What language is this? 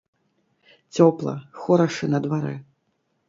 Belarusian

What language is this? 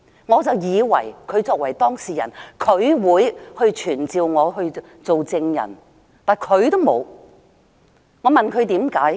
Cantonese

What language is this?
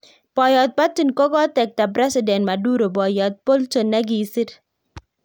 Kalenjin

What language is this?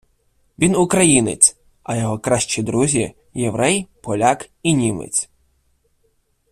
Ukrainian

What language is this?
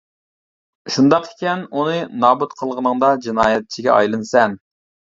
Uyghur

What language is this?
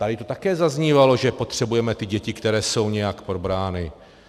Czech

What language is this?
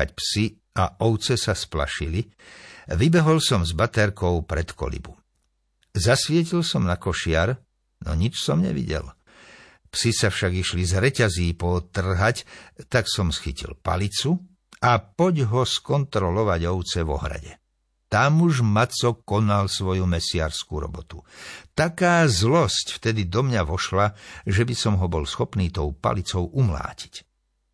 Slovak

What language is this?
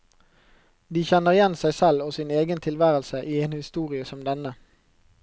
Norwegian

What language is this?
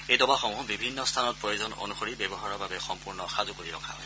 Assamese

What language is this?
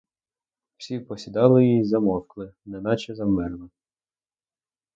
Ukrainian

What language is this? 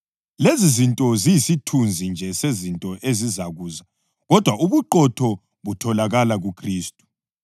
North Ndebele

